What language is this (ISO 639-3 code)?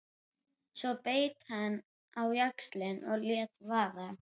isl